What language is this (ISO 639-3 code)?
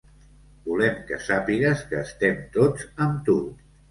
cat